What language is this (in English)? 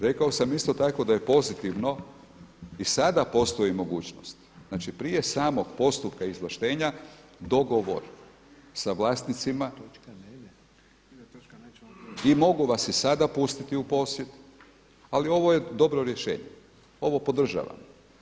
Croatian